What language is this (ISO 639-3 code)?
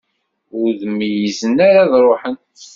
kab